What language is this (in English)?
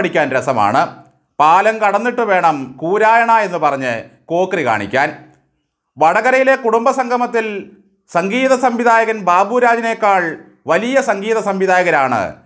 Malayalam